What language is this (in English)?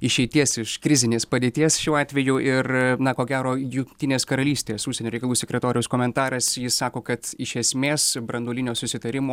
Lithuanian